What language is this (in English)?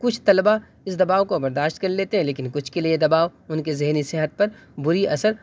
Urdu